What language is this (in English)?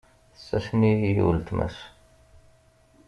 Kabyle